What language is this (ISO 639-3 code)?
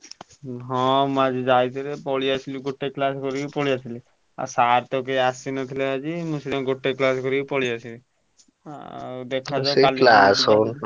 ori